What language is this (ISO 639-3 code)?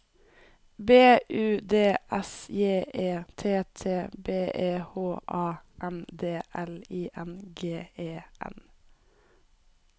nor